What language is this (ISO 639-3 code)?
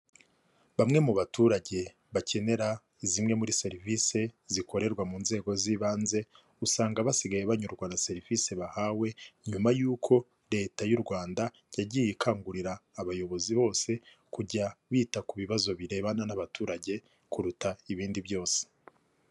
kin